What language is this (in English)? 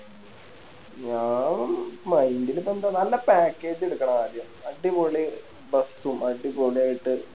Malayalam